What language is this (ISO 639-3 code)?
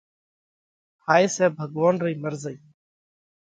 kvx